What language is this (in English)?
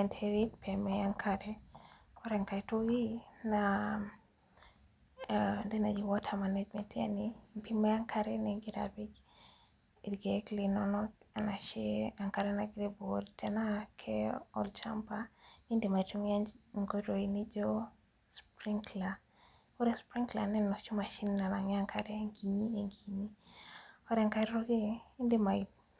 Masai